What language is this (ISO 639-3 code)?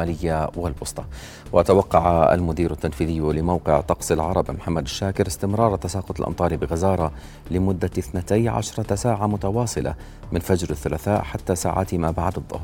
ara